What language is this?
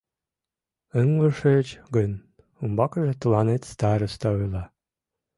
Mari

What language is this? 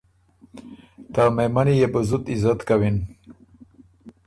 Ormuri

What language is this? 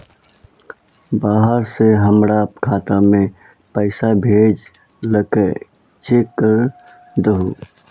Magahi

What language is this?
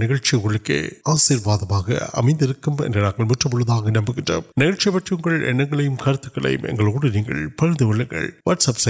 Urdu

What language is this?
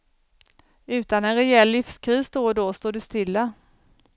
Swedish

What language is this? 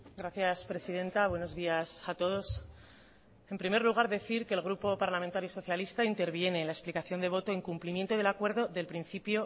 Spanish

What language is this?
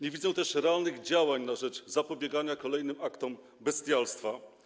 Polish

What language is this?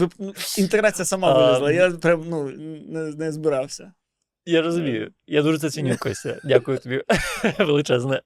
Ukrainian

